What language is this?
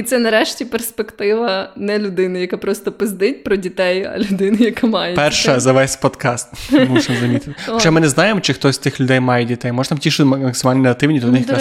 Ukrainian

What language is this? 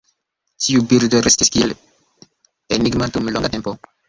Esperanto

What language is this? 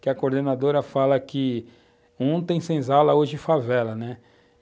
Portuguese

